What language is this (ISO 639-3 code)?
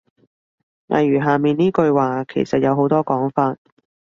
yue